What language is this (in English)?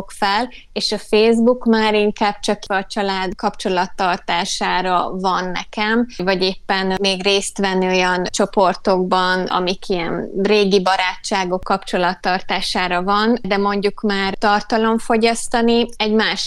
Hungarian